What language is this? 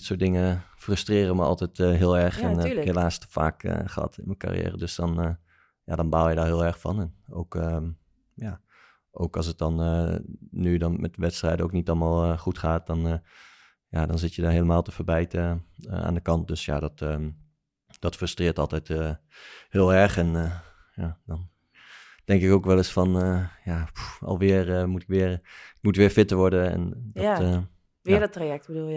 Dutch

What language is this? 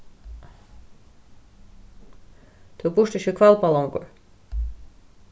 Faroese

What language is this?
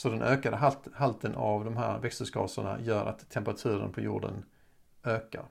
Swedish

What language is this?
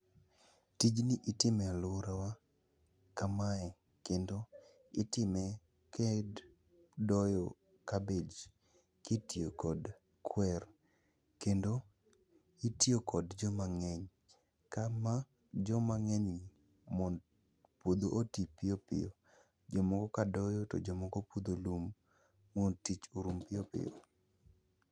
Luo (Kenya and Tanzania)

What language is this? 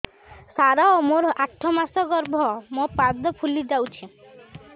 Odia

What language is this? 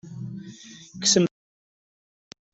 Kabyle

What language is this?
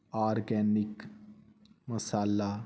Punjabi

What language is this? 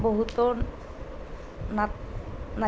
Assamese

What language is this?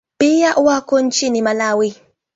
Swahili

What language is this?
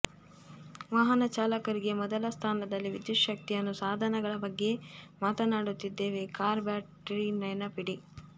Kannada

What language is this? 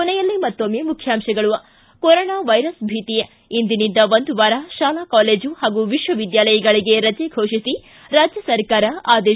Kannada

